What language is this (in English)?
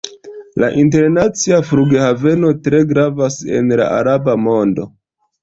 Esperanto